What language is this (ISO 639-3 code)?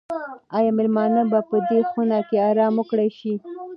pus